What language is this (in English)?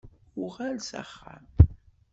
Kabyle